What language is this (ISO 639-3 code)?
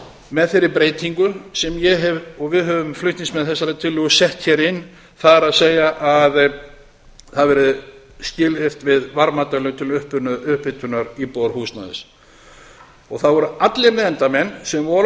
isl